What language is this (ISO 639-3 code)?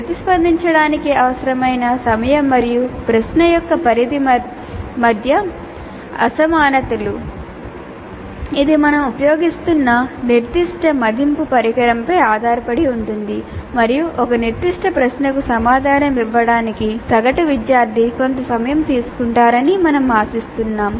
tel